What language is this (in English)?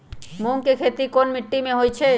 Magahi